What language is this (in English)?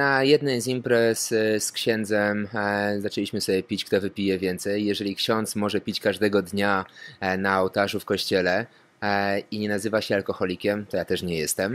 Polish